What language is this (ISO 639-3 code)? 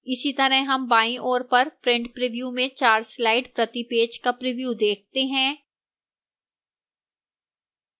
hin